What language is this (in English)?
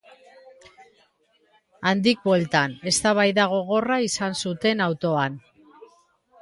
Basque